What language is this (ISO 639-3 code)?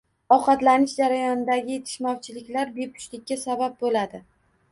uzb